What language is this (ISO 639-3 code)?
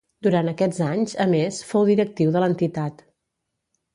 cat